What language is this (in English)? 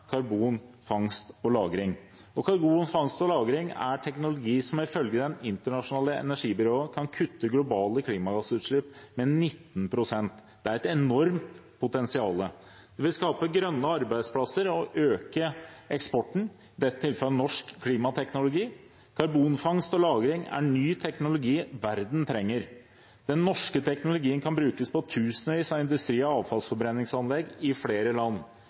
Norwegian Bokmål